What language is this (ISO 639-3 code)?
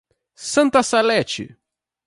por